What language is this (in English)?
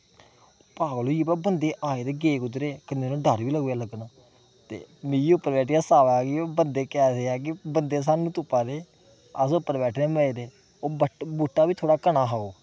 Dogri